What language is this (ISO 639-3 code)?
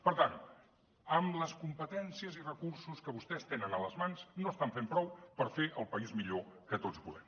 cat